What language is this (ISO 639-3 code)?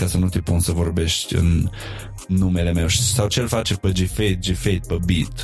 ron